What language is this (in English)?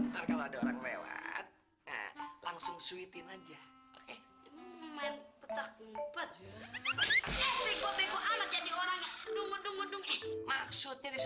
Indonesian